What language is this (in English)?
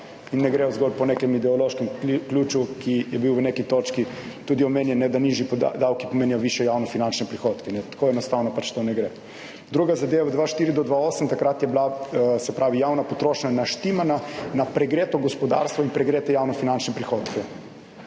Slovenian